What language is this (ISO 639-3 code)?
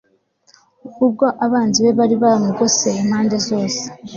kin